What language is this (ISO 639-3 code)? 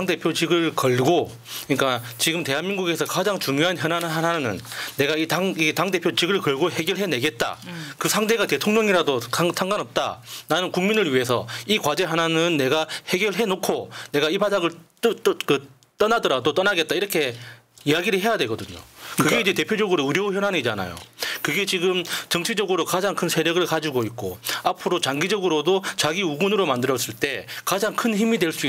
kor